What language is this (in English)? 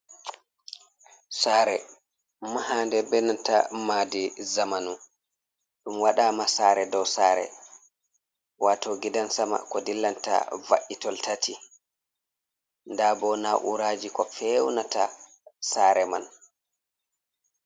Fula